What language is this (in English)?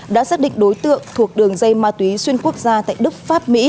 Vietnamese